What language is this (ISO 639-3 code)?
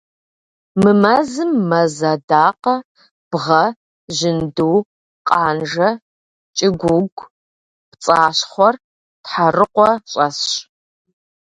kbd